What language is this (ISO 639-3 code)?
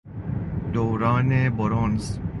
fas